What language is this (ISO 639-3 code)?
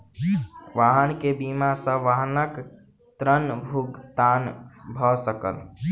mai